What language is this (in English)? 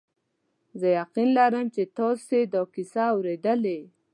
Pashto